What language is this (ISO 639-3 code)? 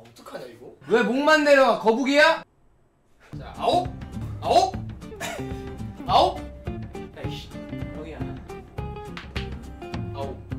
kor